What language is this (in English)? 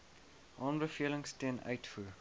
Afrikaans